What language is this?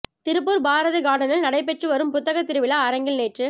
Tamil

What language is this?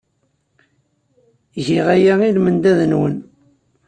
Kabyle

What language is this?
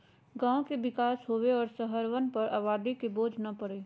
Magahi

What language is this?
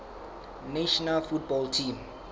Southern Sotho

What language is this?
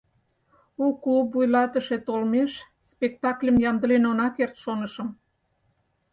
Mari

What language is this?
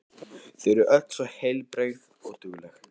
Icelandic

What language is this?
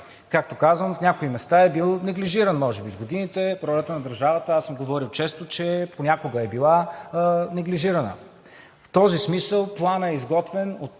Bulgarian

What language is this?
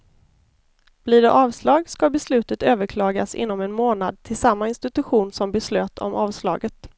Swedish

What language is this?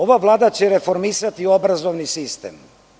Serbian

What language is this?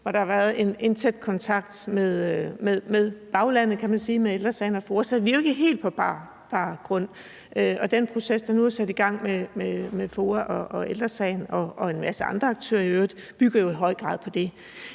Danish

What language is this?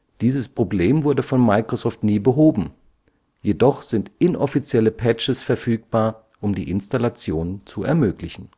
German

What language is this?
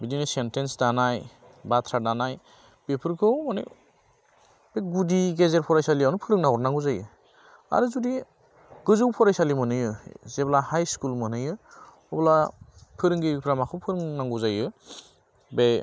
Bodo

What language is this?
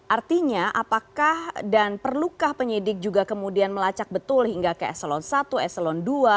Indonesian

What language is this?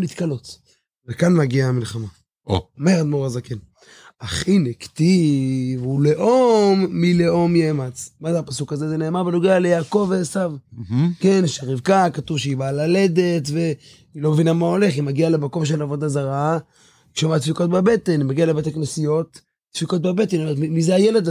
Hebrew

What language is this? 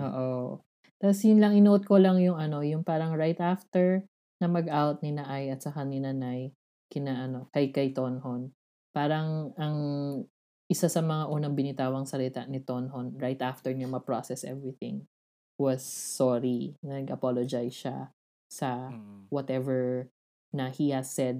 Filipino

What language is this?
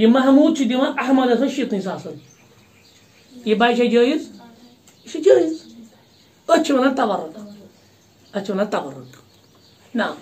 Turkish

